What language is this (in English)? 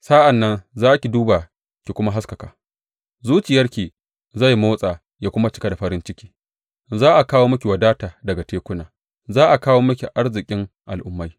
Hausa